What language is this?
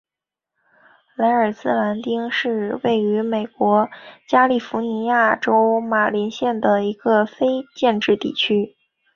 Chinese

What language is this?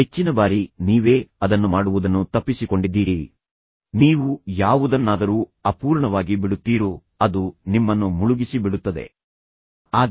Kannada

